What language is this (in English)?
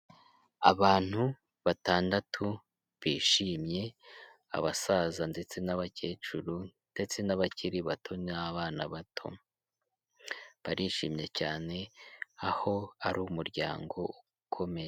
Kinyarwanda